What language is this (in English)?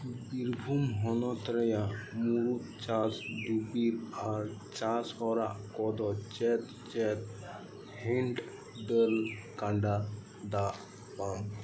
Santali